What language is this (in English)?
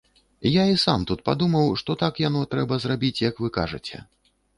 Belarusian